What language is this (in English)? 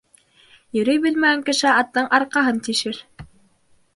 Bashkir